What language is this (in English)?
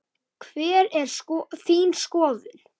Icelandic